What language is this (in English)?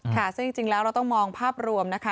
Thai